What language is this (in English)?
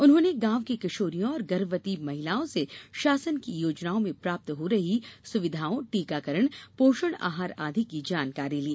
Hindi